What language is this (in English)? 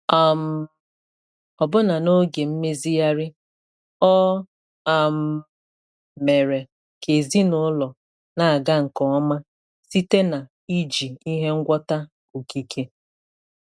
Igbo